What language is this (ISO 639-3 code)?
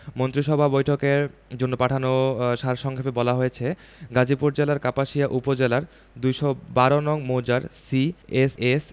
ben